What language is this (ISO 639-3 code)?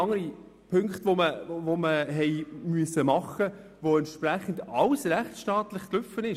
gsw